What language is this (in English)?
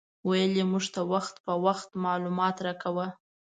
Pashto